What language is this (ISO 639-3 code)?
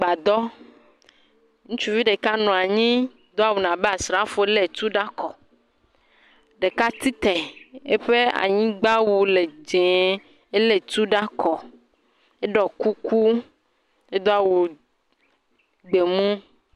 ewe